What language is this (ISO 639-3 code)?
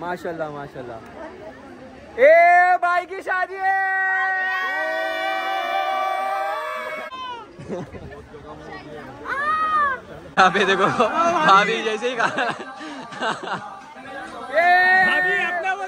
hin